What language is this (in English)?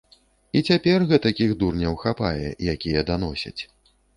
Belarusian